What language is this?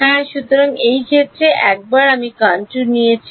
Bangla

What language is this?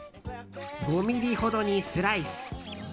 Japanese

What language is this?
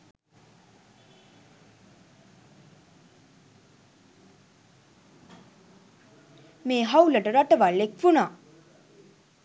Sinhala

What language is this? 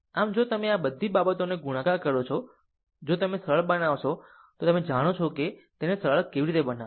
Gujarati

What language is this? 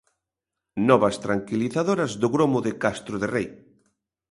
Galician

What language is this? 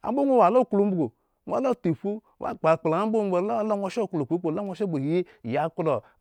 Eggon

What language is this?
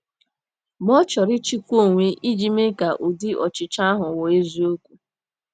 Igbo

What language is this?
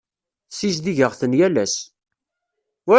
Kabyle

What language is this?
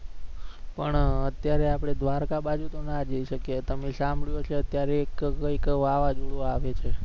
Gujarati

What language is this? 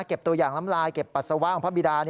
Thai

